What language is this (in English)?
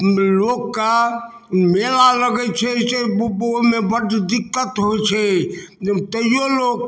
Maithili